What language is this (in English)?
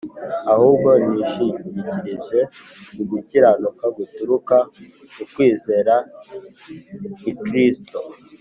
Kinyarwanda